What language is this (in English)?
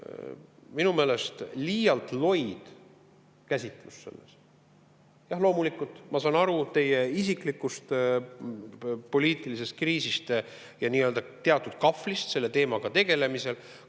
Estonian